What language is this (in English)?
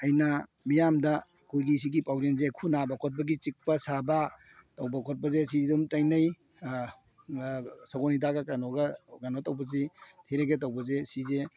Manipuri